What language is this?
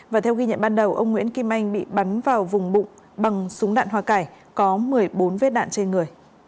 Vietnamese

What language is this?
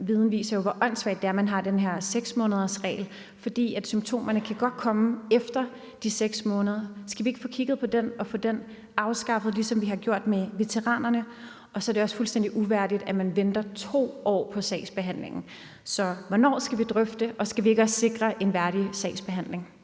Danish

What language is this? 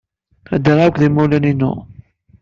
Kabyle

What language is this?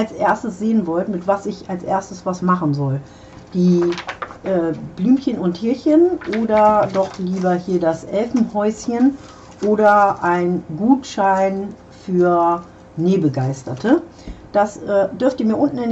German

